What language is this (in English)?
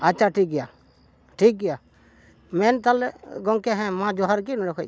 Santali